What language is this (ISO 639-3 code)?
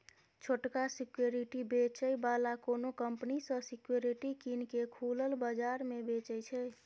mai